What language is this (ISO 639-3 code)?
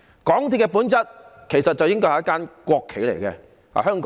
yue